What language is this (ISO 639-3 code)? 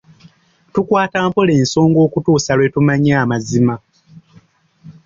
lug